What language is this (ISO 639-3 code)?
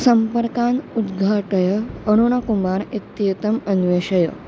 san